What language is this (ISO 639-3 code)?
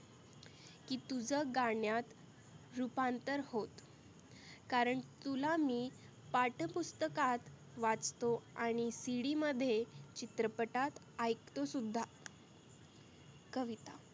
mar